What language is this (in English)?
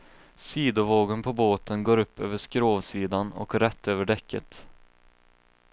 Swedish